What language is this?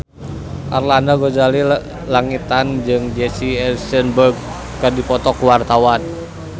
Sundanese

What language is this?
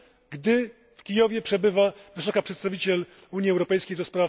Polish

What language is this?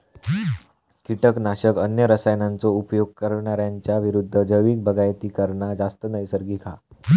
Marathi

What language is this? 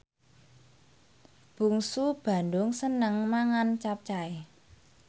Javanese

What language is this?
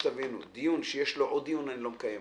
Hebrew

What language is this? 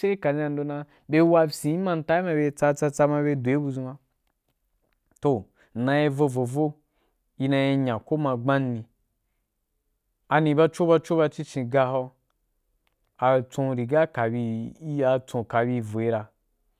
Wapan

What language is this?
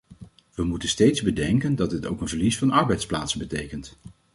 Dutch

